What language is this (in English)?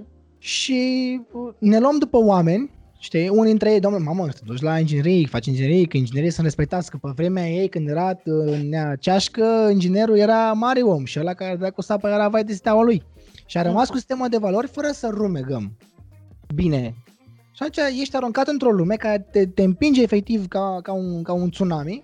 Romanian